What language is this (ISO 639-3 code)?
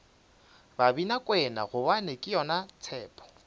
nso